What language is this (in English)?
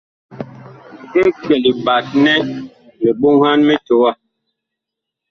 Bakoko